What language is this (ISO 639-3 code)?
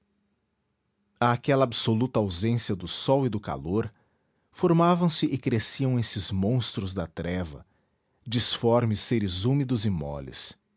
por